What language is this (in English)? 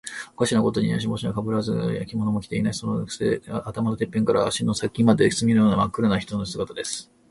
Japanese